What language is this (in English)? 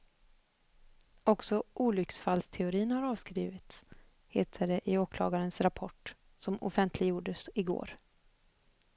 Swedish